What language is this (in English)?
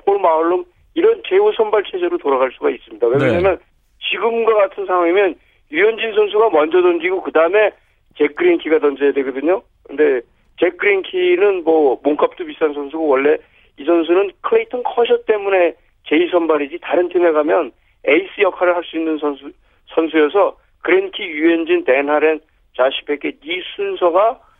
Korean